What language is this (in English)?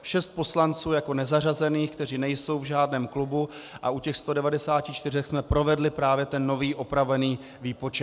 Czech